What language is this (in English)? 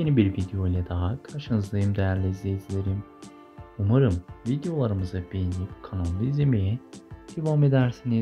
Turkish